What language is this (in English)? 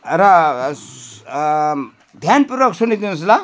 Nepali